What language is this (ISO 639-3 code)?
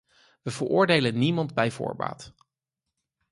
nld